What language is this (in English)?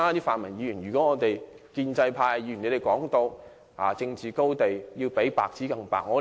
Cantonese